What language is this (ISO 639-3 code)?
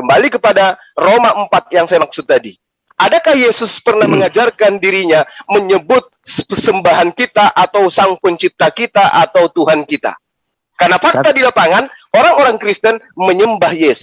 ind